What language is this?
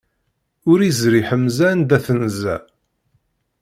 Kabyle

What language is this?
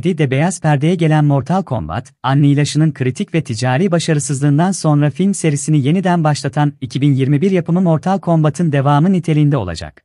Turkish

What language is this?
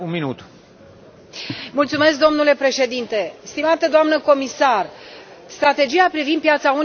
Romanian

